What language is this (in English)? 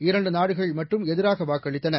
Tamil